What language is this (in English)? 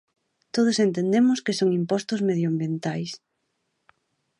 Galician